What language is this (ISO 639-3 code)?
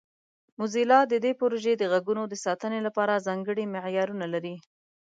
pus